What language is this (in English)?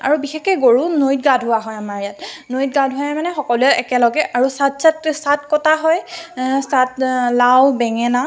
Assamese